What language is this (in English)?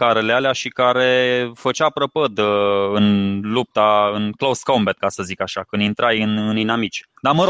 Romanian